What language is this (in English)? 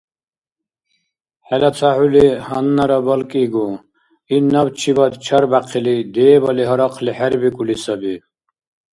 Dargwa